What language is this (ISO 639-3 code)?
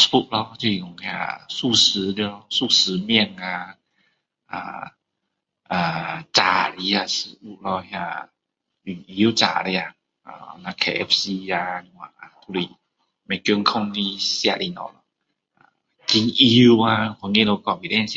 cdo